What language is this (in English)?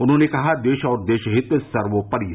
Hindi